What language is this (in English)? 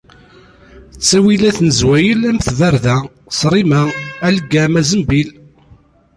Kabyle